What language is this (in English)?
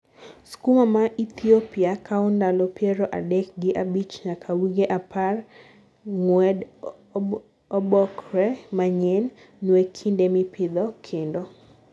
Luo (Kenya and Tanzania)